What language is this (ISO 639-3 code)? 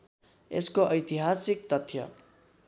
nep